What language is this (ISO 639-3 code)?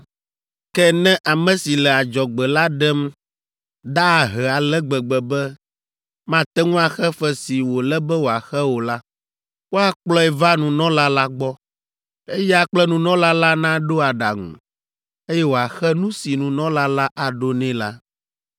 ewe